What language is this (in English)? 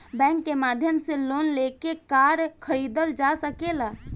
Bhojpuri